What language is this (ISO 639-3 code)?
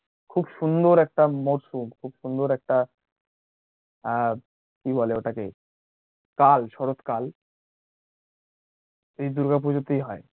ben